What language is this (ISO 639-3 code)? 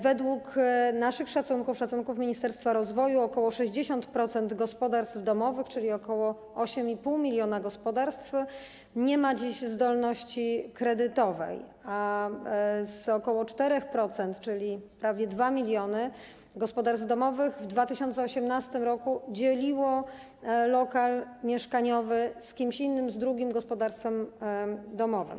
pol